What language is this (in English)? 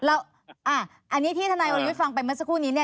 Thai